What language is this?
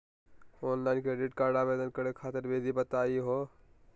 Magahi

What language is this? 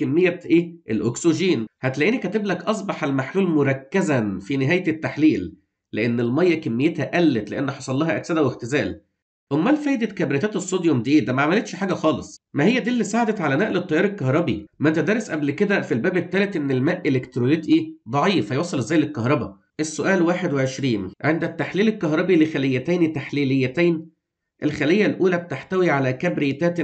Arabic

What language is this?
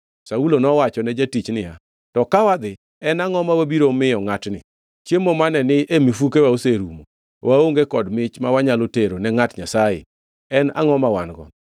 Luo (Kenya and Tanzania)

